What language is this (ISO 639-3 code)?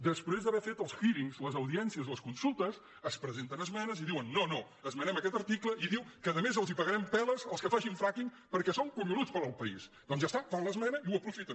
cat